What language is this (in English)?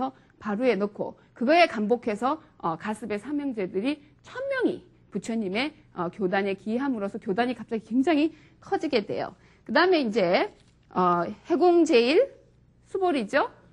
Korean